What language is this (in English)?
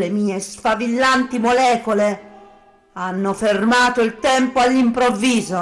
Italian